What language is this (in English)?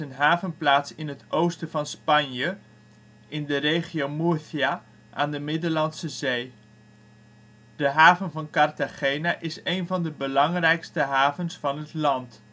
Dutch